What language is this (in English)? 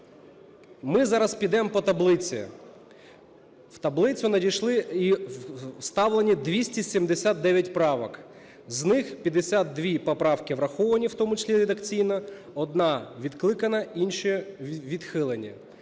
Ukrainian